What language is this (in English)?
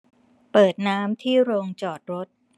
Thai